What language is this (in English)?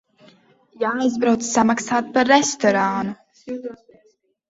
Latvian